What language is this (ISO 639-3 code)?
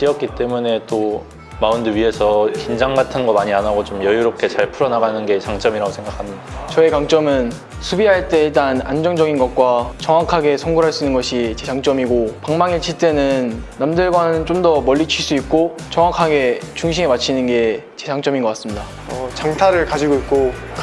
kor